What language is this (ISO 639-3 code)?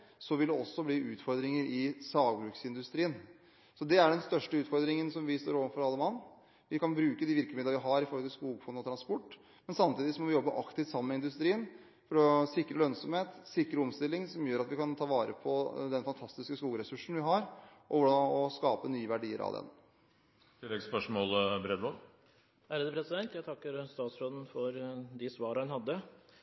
nob